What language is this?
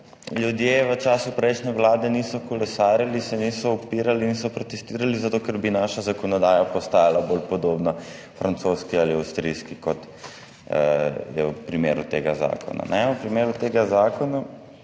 Slovenian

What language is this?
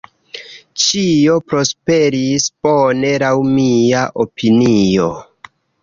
Esperanto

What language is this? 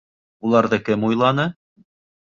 Bashkir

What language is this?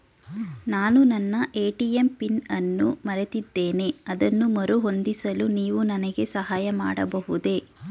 Kannada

